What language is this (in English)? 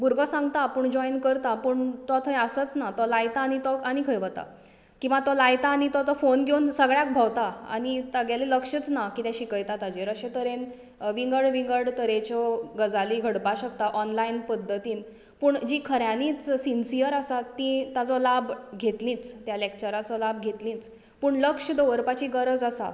Konkani